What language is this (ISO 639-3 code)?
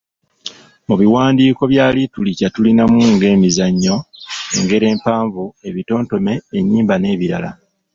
lug